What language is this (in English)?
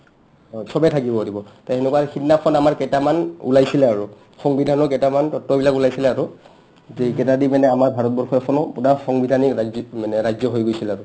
Assamese